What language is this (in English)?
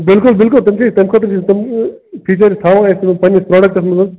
Kashmiri